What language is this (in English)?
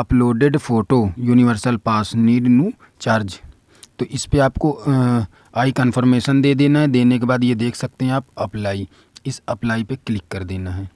Hindi